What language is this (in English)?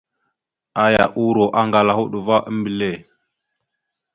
Mada (Cameroon)